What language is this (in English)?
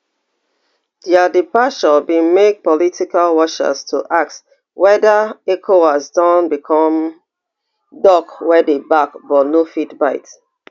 Nigerian Pidgin